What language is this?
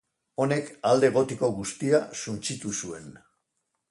Basque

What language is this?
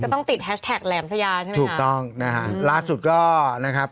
Thai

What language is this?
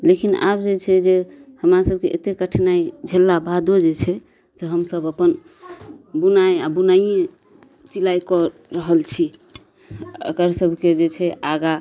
Maithili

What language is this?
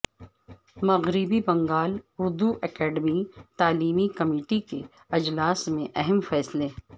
Urdu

